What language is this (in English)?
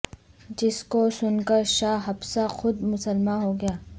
Urdu